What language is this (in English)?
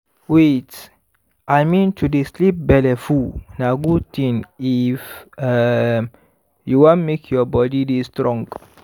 Nigerian Pidgin